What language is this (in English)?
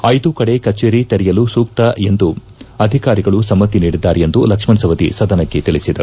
Kannada